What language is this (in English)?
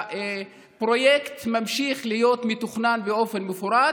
Hebrew